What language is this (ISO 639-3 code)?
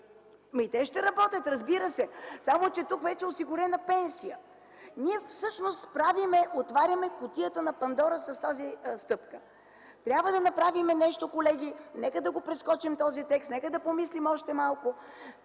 bul